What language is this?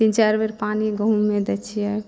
Maithili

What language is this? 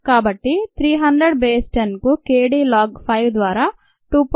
Telugu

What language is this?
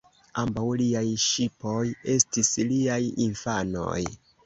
Esperanto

